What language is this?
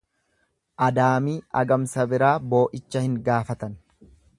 Oromo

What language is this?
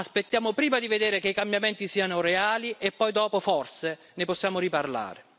Italian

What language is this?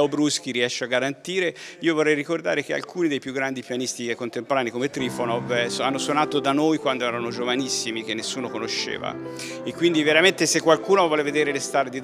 Italian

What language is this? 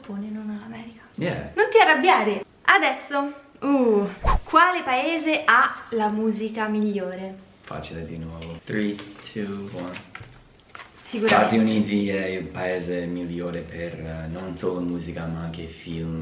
Italian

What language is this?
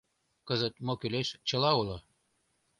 Mari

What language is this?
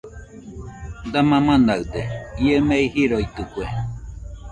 Nüpode Huitoto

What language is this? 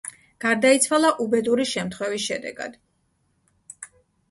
Georgian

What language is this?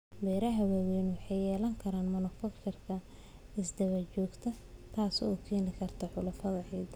Somali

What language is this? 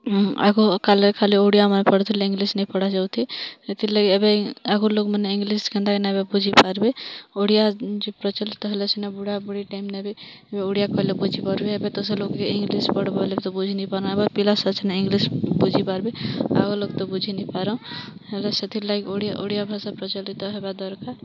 Odia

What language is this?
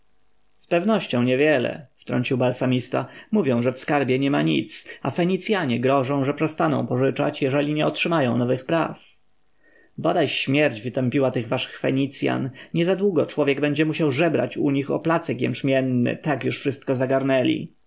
Polish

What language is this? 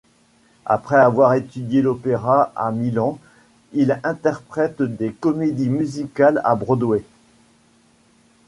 French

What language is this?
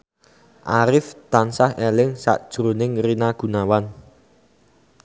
Javanese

